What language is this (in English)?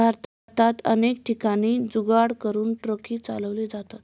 Marathi